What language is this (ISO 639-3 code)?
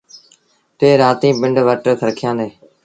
sbn